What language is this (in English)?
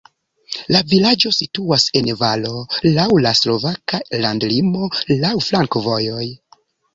Esperanto